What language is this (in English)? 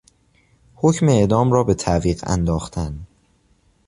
Persian